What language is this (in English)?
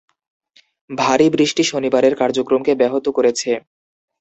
Bangla